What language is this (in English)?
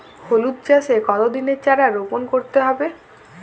Bangla